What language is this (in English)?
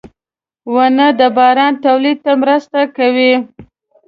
Pashto